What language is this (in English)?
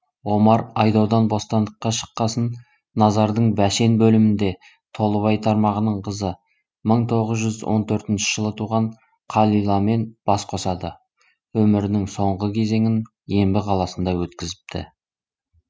Kazakh